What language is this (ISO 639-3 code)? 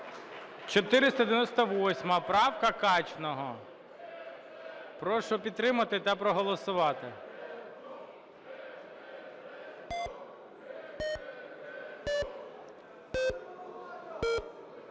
ukr